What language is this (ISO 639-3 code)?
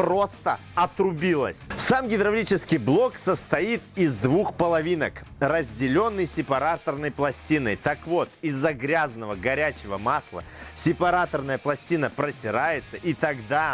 rus